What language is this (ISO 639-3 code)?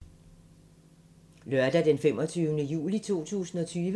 dan